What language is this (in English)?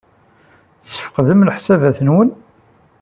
Kabyle